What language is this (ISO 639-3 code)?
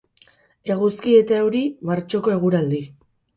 eus